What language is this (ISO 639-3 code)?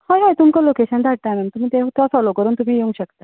kok